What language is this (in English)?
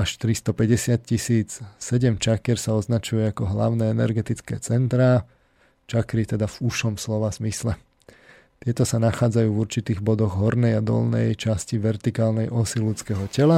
Slovak